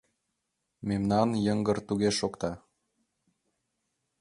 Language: Mari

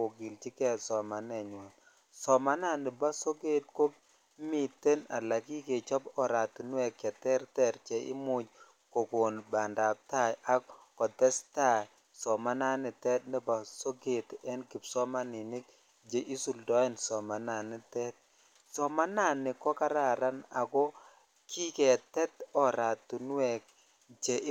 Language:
Kalenjin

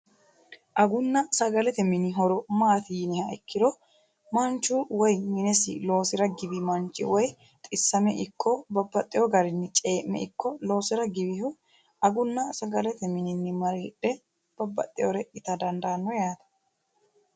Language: Sidamo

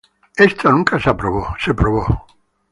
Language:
Spanish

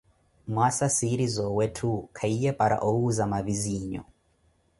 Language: Koti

